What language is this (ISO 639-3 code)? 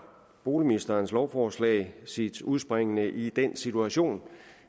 dan